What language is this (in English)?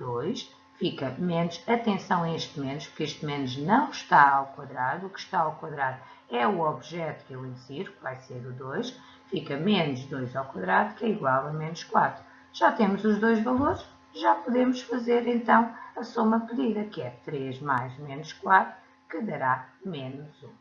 Portuguese